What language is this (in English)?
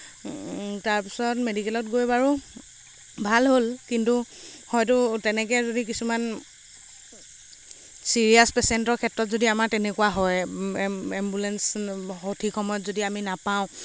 Assamese